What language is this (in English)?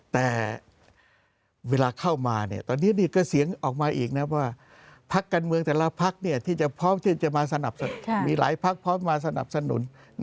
Thai